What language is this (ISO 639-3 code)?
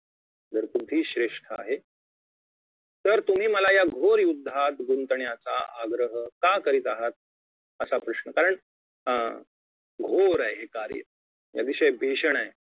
mar